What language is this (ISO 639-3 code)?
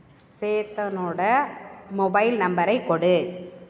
tam